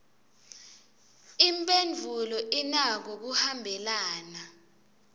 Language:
Swati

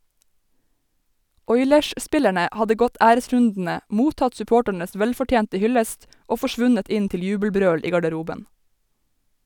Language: Norwegian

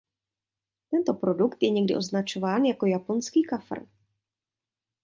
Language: Czech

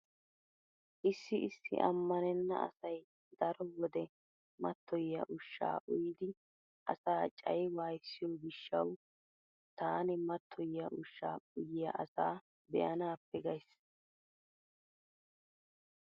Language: Wolaytta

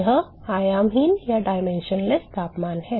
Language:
Hindi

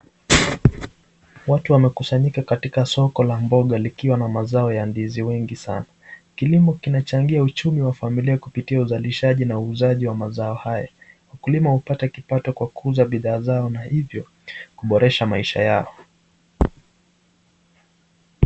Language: Swahili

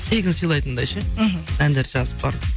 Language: Kazakh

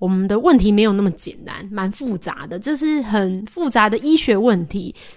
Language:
Chinese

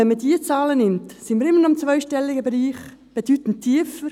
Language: Swiss German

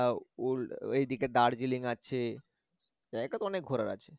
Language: Bangla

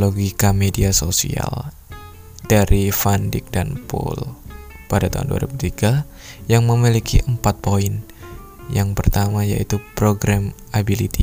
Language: Indonesian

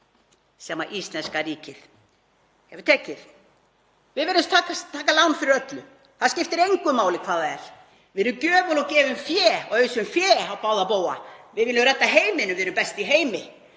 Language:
Icelandic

